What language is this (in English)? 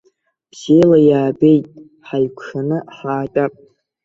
Abkhazian